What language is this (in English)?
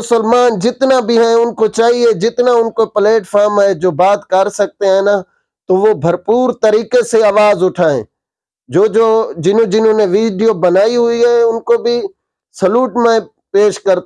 Urdu